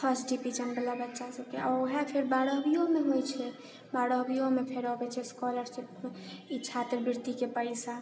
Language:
Maithili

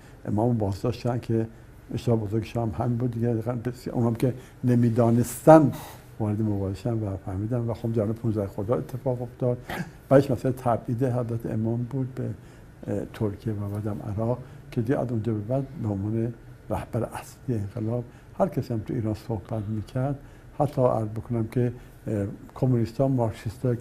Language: Persian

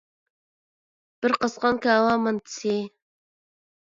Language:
Uyghur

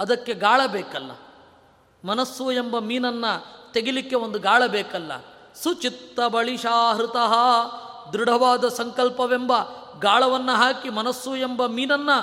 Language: Kannada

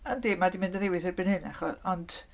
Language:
Welsh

